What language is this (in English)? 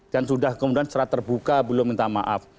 Indonesian